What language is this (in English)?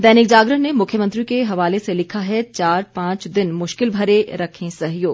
Hindi